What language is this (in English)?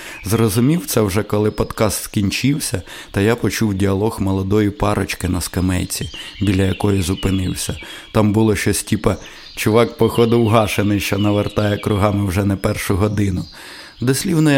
Ukrainian